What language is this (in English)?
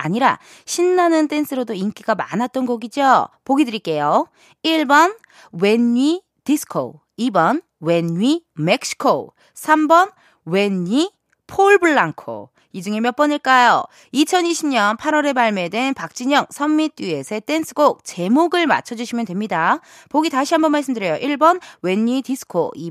Korean